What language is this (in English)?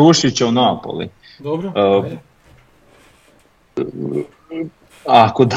Croatian